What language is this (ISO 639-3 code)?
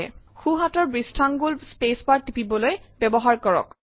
asm